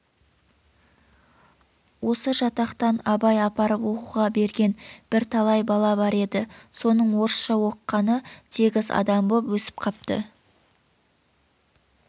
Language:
Kazakh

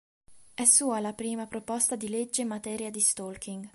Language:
Italian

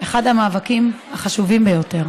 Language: Hebrew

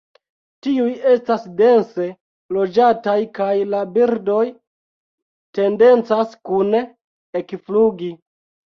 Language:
Esperanto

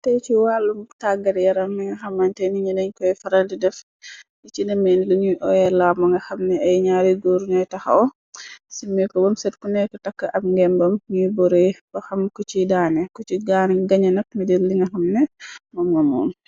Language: Wolof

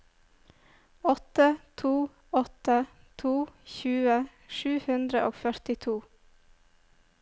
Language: Norwegian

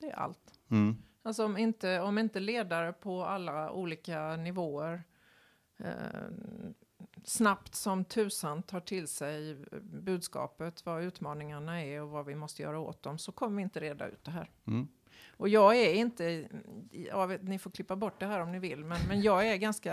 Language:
Swedish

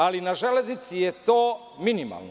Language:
Serbian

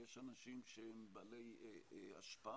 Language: Hebrew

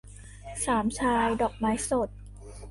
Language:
Thai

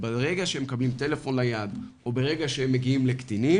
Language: Hebrew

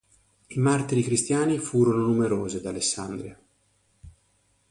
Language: Italian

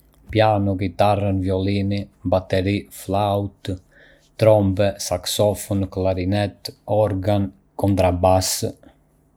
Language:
Arbëreshë Albanian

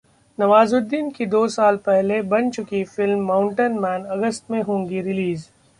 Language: Hindi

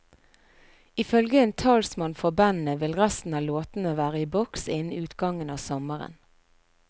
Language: Norwegian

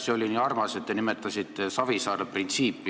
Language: Estonian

